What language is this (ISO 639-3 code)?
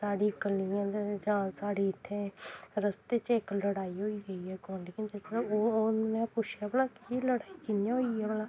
doi